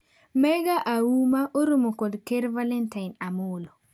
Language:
Luo (Kenya and Tanzania)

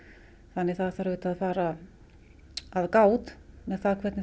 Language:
Icelandic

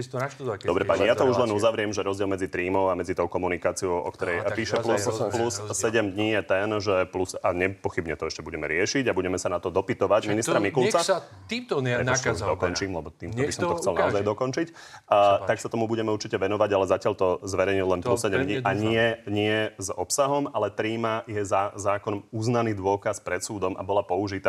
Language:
Slovak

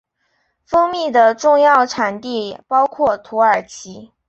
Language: Chinese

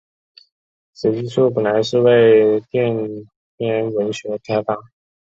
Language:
Chinese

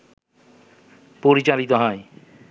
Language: Bangla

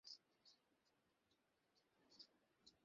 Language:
Bangla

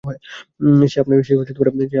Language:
Bangla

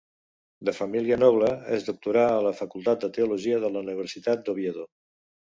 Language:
Catalan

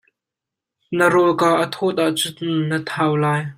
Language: Hakha Chin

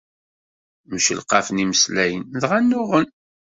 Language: Kabyle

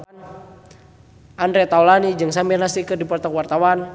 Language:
Sundanese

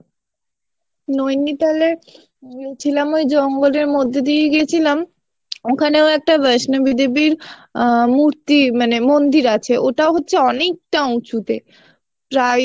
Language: Bangla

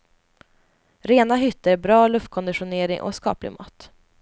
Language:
Swedish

